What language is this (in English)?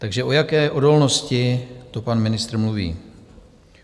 Czech